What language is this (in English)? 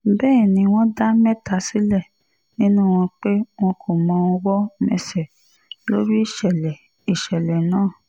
Yoruba